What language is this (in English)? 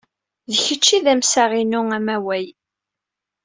Kabyle